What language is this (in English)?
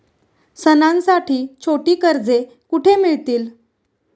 Marathi